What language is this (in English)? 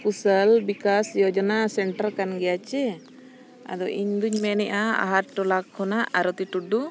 Santali